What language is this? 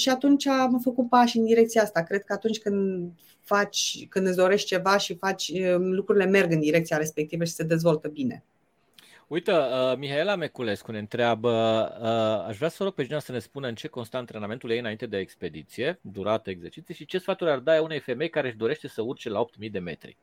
Romanian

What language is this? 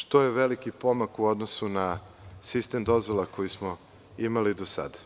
Serbian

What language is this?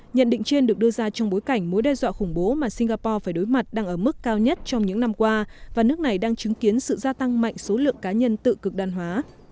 Vietnamese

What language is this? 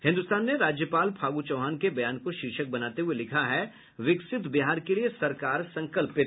Hindi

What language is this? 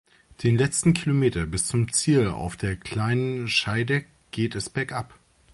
German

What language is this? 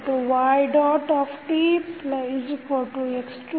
Kannada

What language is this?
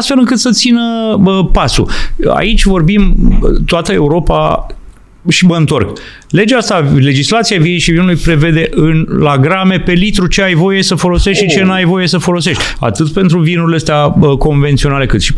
Romanian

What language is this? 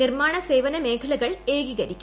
Malayalam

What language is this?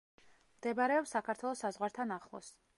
Georgian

